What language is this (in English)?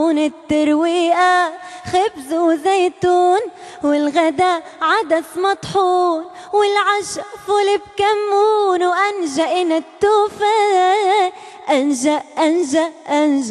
Arabic